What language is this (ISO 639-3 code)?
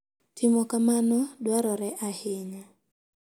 luo